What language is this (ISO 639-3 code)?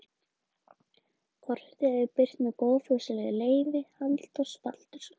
isl